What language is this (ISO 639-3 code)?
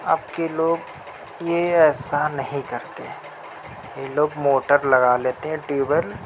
urd